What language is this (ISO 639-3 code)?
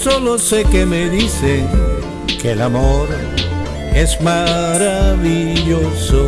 spa